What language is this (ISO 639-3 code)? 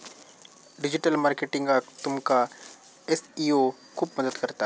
mar